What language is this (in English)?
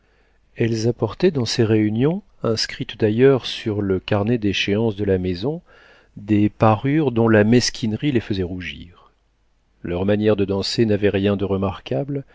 French